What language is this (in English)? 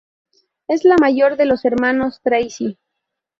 Spanish